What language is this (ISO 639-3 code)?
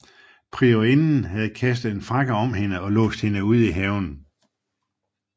dan